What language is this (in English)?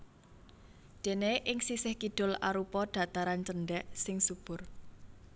Javanese